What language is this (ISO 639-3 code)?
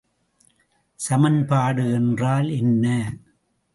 tam